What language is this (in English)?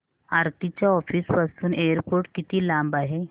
Marathi